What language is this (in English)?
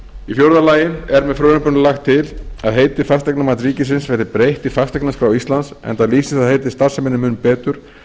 Icelandic